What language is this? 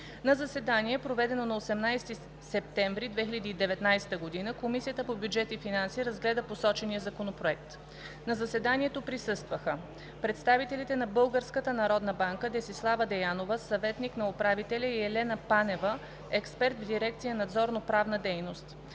Bulgarian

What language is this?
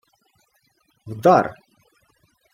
Ukrainian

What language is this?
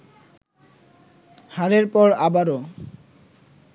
Bangla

